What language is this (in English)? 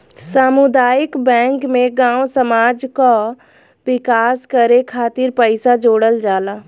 Bhojpuri